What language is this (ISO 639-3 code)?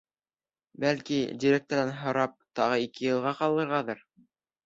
bak